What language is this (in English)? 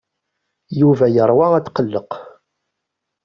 Kabyle